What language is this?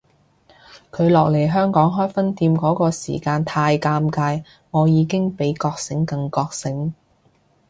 Cantonese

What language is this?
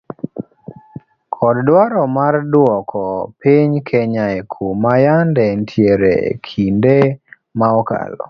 Luo (Kenya and Tanzania)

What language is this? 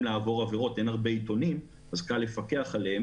Hebrew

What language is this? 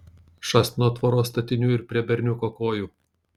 Lithuanian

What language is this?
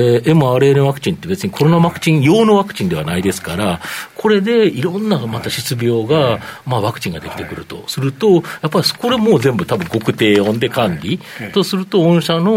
Japanese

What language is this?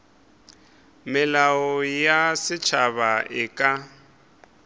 Northern Sotho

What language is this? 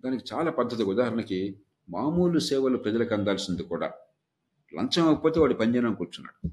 Telugu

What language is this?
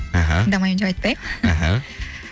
Kazakh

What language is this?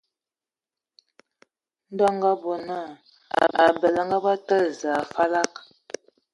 Ewondo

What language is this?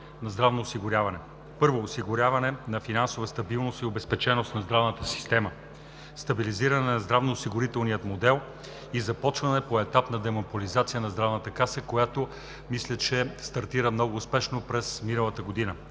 Bulgarian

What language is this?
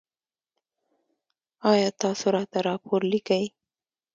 Pashto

